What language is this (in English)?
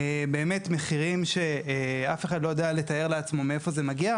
Hebrew